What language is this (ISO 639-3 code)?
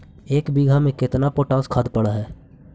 mag